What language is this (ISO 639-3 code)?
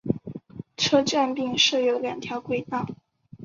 zho